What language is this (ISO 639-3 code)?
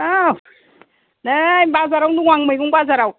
brx